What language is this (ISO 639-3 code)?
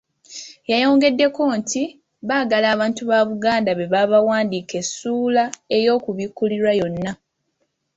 lug